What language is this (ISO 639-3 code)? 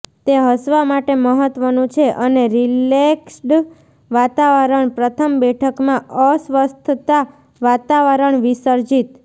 guj